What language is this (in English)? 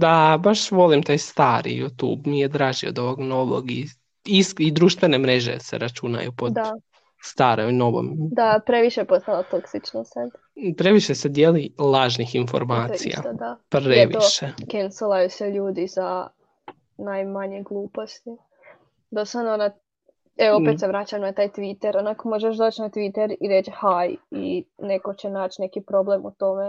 Croatian